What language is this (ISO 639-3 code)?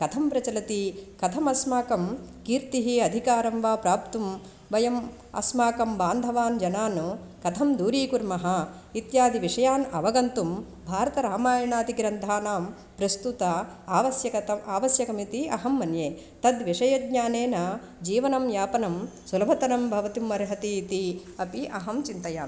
san